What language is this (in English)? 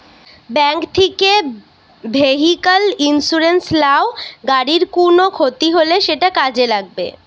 Bangla